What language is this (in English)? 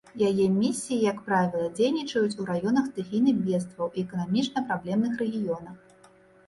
Belarusian